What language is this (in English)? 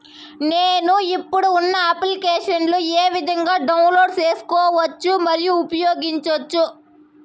Telugu